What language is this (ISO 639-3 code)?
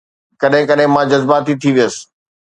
snd